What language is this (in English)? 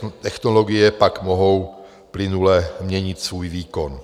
Czech